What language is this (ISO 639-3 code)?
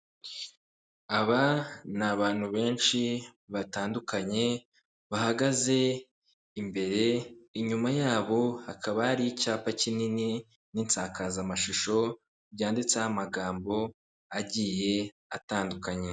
kin